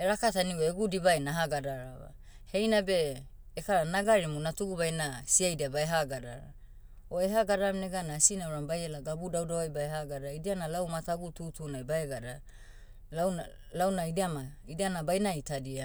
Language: Motu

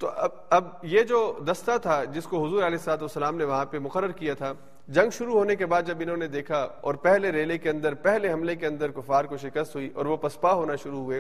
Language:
Urdu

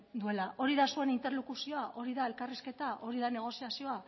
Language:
Basque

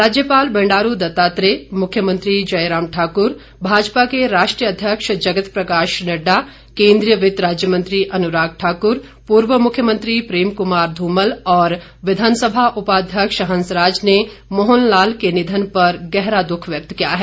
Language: Hindi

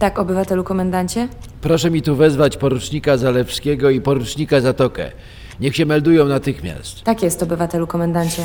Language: Polish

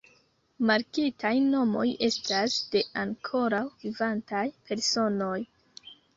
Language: Esperanto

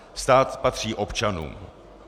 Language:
Czech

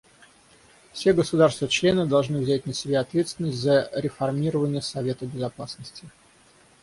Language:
Russian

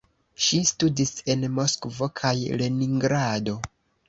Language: Esperanto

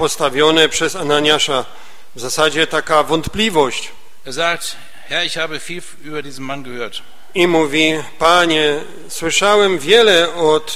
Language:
Polish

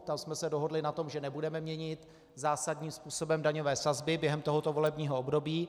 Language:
Czech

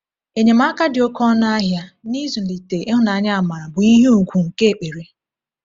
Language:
Igbo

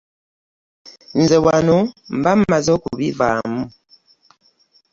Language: Ganda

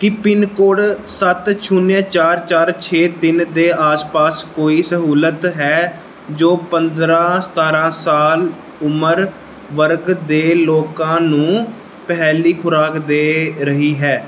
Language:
Punjabi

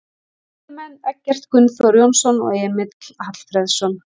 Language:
Icelandic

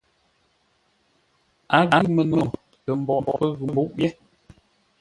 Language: Ngombale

